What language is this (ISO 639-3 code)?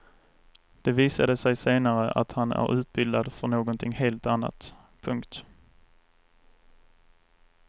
swe